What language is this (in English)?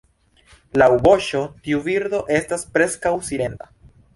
Esperanto